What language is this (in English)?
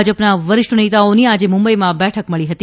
Gujarati